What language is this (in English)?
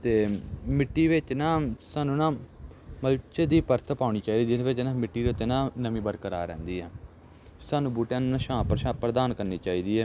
Punjabi